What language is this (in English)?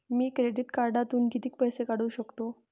Marathi